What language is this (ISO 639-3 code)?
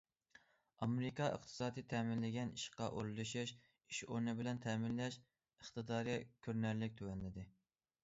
uig